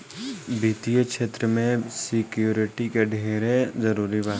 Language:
Bhojpuri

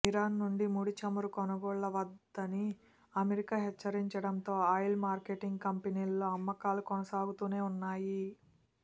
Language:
Telugu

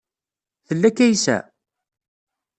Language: Kabyle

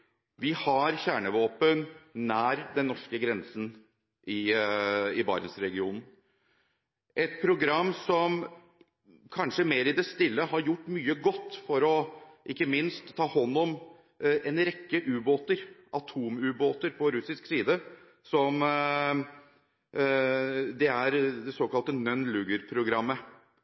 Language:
Norwegian Bokmål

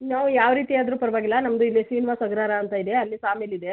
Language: Kannada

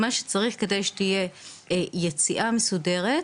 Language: Hebrew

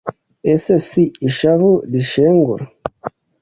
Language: Kinyarwanda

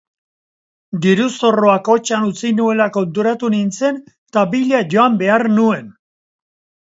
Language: Basque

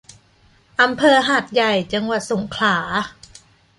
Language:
Thai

